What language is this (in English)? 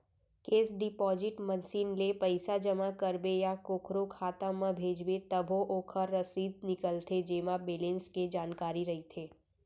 Chhattisgarhi